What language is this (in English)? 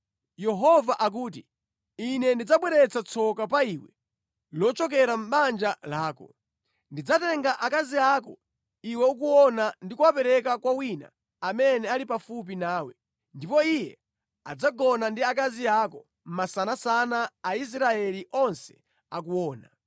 Nyanja